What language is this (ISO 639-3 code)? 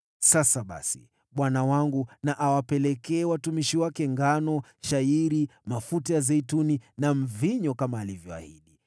swa